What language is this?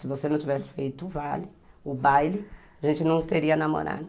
Portuguese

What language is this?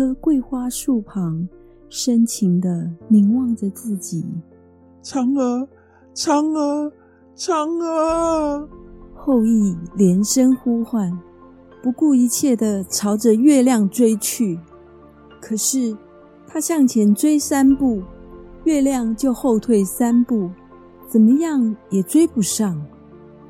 Chinese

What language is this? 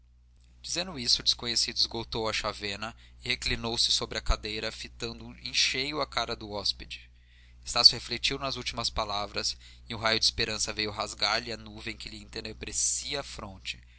Portuguese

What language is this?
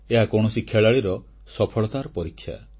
Odia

